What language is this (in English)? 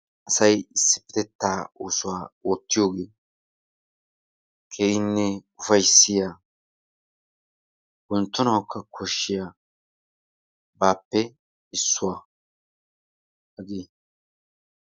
Wolaytta